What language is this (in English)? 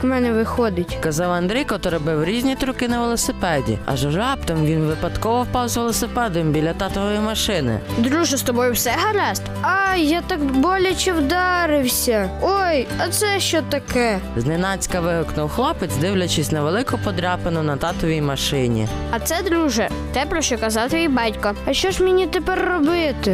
Ukrainian